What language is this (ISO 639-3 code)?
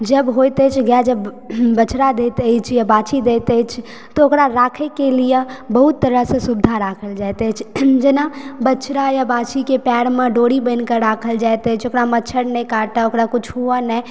mai